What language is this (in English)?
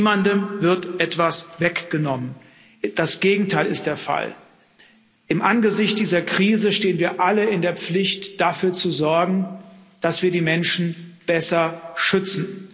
German